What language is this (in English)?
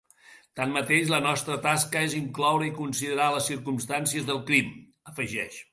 Catalan